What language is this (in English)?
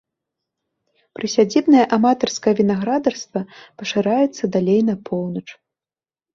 Belarusian